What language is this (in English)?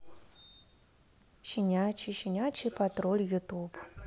Russian